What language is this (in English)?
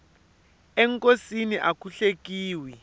Tsonga